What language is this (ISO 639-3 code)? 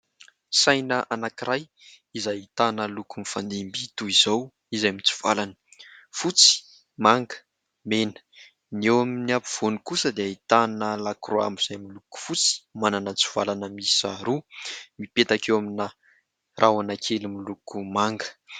mlg